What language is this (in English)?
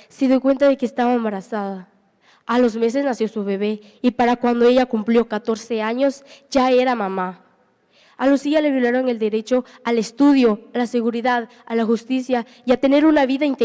Spanish